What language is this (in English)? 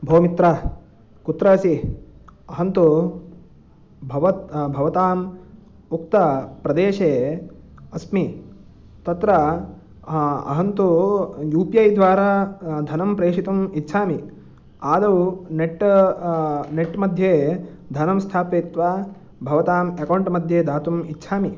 Sanskrit